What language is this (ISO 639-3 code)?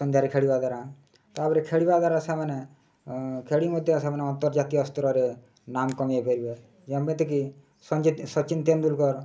ori